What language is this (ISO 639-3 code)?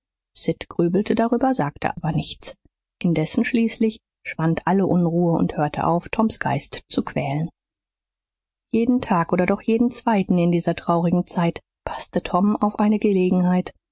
deu